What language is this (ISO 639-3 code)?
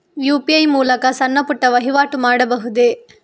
kan